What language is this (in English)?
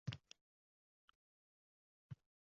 Uzbek